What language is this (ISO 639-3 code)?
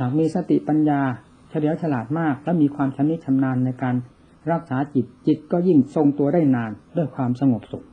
tha